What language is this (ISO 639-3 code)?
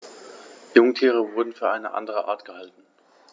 deu